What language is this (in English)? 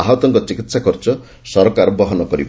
Odia